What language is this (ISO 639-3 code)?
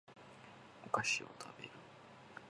jpn